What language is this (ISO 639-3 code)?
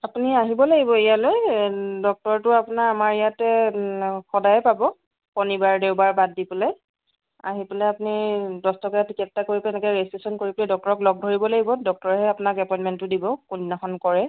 asm